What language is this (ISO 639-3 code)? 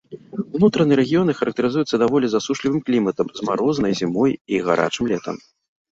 bel